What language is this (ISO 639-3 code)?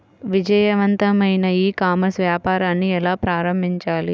tel